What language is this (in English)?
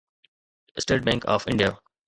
Sindhi